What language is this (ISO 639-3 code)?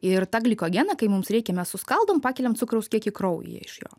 lit